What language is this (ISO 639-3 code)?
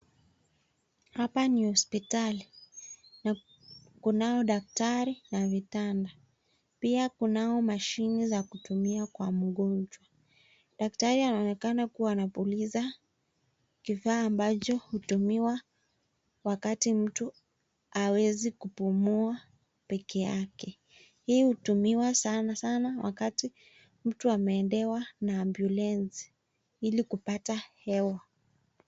swa